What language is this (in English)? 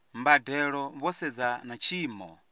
Venda